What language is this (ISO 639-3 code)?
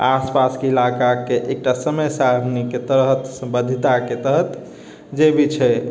mai